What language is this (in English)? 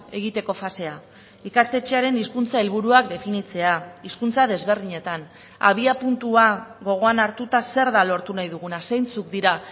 Basque